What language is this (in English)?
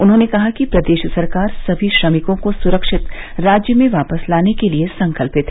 Hindi